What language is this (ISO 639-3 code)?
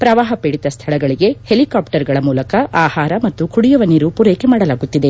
kan